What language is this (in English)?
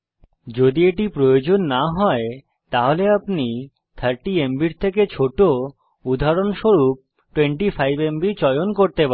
Bangla